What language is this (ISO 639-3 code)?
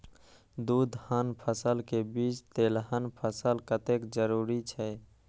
mai